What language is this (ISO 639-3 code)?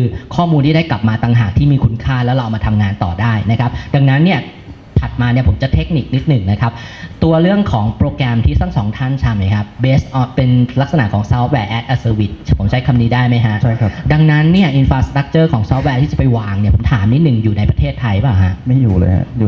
tha